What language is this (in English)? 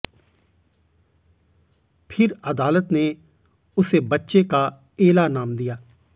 Hindi